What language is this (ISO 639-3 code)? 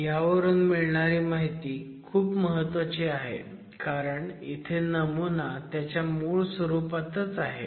mar